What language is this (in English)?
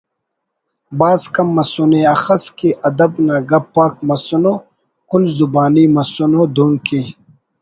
Brahui